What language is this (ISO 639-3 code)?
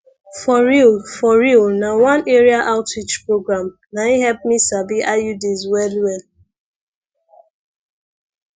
pcm